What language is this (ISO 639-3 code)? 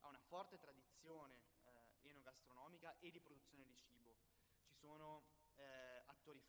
ita